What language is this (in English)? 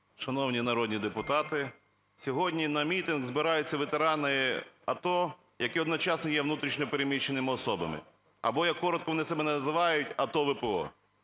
Ukrainian